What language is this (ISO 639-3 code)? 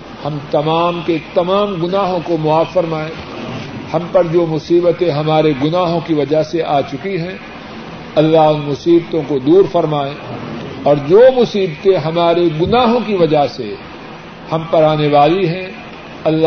urd